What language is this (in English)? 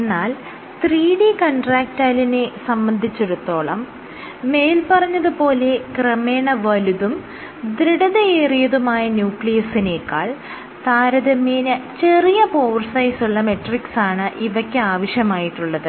Malayalam